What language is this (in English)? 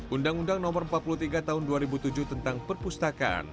Indonesian